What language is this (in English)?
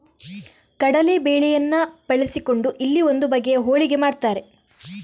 Kannada